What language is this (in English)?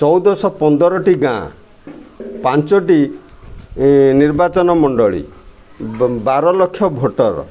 Odia